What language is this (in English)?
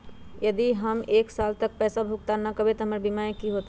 Magahi